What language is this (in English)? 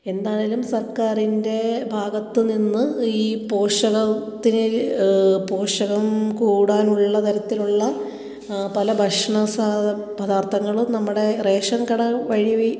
Malayalam